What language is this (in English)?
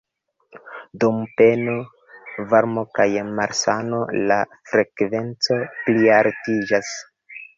Esperanto